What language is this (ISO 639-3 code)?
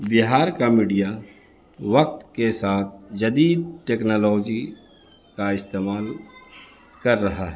urd